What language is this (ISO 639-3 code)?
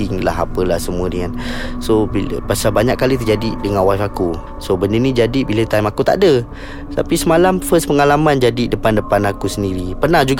msa